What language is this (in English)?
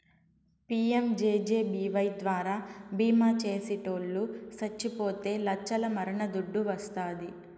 Telugu